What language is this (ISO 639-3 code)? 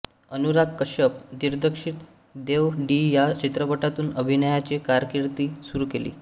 mar